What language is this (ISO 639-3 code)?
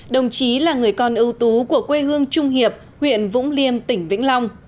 vie